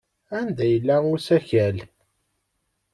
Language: Kabyle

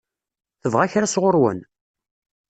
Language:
Kabyle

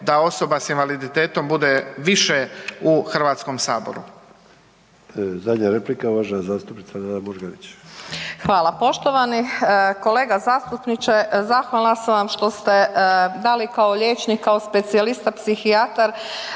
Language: Croatian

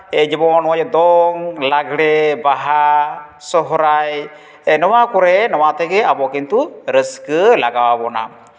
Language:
Santali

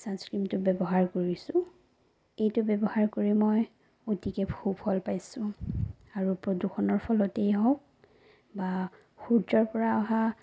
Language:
Assamese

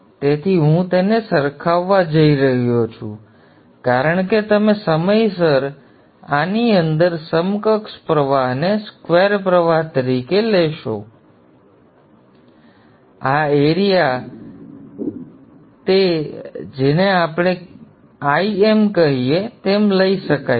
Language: Gujarati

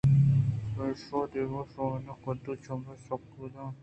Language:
Eastern Balochi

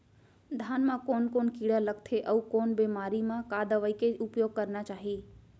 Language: Chhattisgarhi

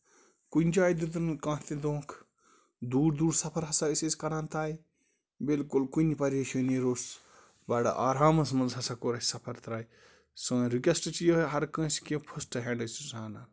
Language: Kashmiri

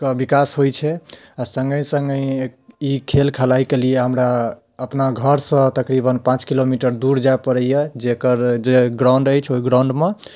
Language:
Maithili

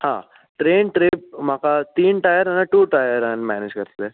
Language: Konkani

